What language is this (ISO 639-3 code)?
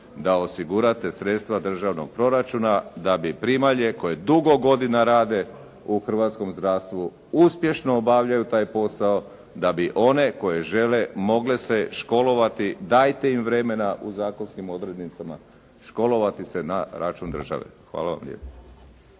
hrv